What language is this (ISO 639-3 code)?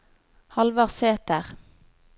nor